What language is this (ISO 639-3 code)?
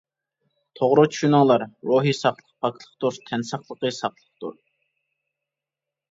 uig